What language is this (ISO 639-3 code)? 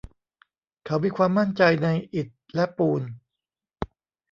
tha